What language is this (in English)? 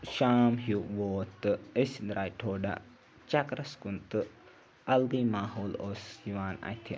Kashmiri